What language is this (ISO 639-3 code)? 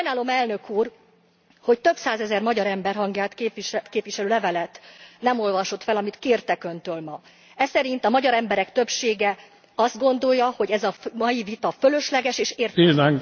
hun